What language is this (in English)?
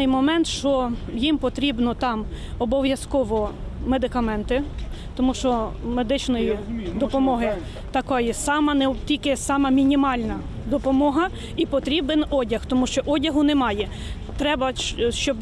Ukrainian